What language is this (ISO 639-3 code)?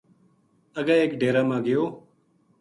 gju